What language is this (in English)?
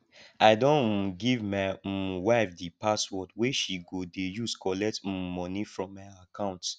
Nigerian Pidgin